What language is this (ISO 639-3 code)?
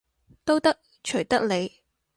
yue